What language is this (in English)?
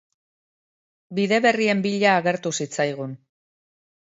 Basque